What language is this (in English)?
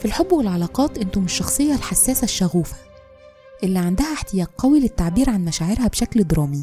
Arabic